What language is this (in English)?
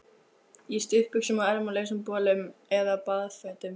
Icelandic